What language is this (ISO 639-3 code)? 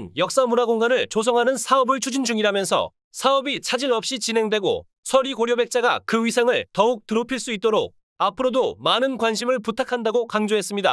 kor